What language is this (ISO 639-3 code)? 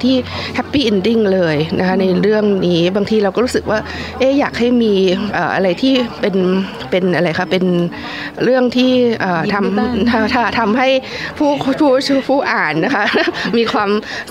tha